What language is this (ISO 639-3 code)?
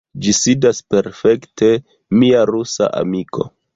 epo